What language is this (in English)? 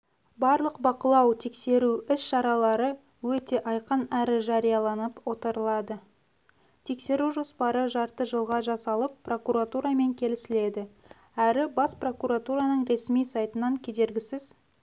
Kazakh